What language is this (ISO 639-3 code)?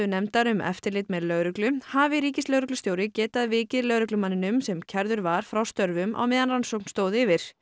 isl